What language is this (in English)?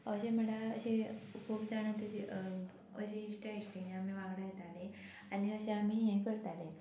Konkani